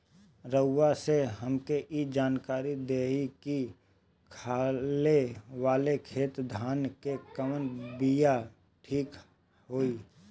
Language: Bhojpuri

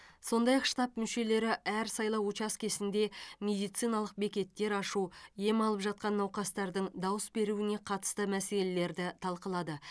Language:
Kazakh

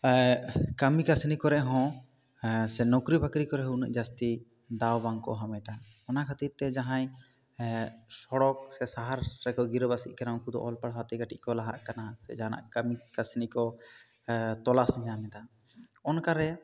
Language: Santali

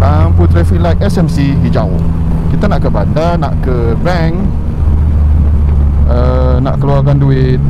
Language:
Malay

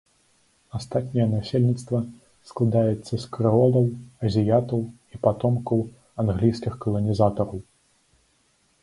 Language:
Belarusian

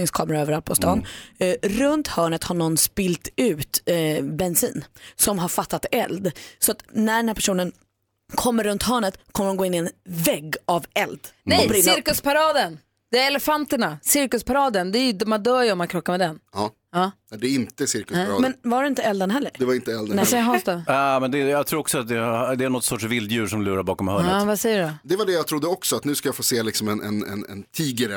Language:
Swedish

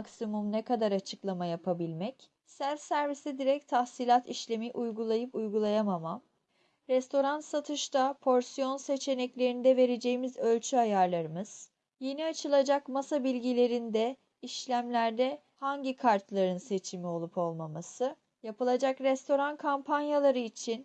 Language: Turkish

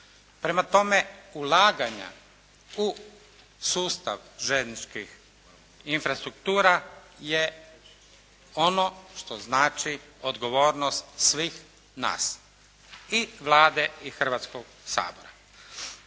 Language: Croatian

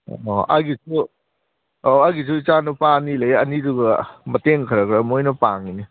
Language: Manipuri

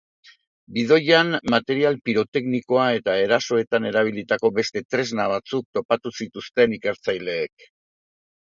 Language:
Basque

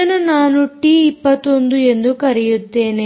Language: Kannada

